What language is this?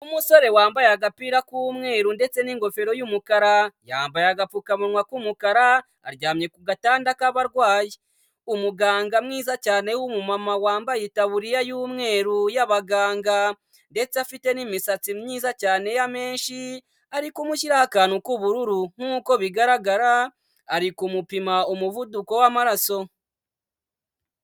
Kinyarwanda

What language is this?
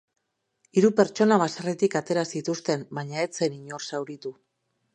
Basque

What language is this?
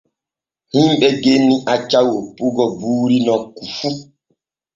Borgu Fulfulde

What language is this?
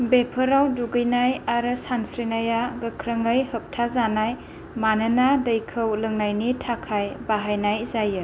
Bodo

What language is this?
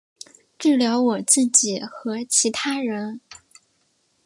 Chinese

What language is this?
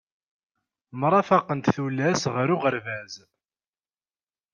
Kabyle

